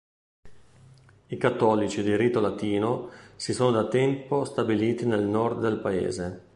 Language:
Italian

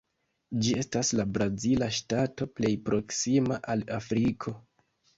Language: Esperanto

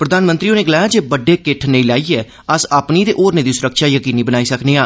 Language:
Dogri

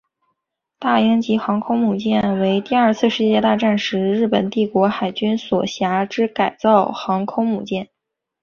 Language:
Chinese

